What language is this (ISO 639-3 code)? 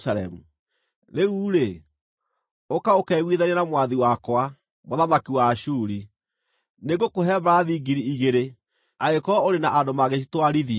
kik